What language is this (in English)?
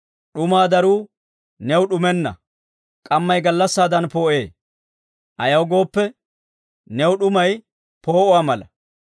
Dawro